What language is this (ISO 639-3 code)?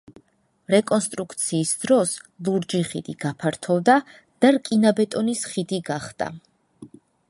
kat